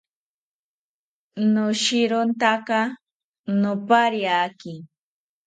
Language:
South Ucayali Ashéninka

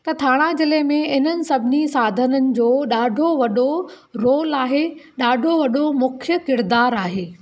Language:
Sindhi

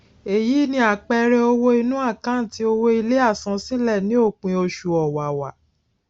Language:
Yoruba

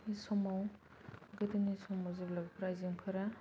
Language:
Bodo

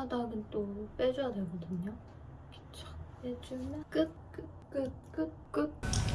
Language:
Korean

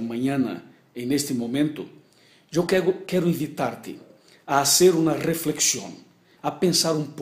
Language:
Portuguese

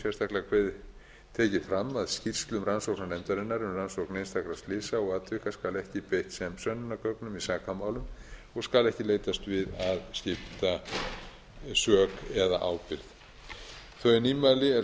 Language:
Icelandic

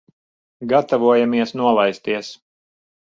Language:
Latvian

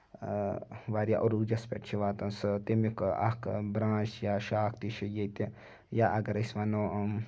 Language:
Kashmiri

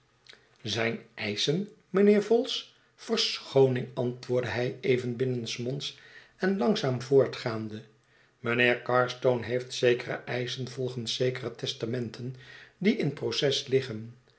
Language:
Dutch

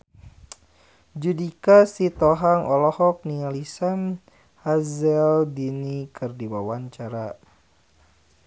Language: Sundanese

